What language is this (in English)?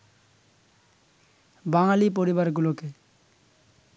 Bangla